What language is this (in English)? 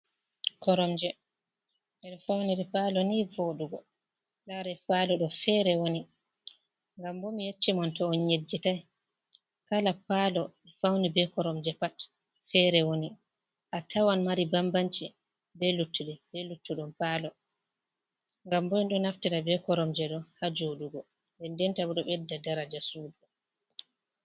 Fula